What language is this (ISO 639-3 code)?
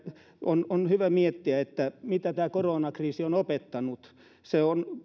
fin